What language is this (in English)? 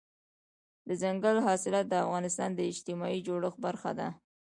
Pashto